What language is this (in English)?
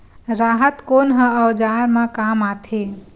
Chhattisgarhi